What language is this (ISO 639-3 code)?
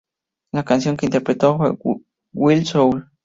spa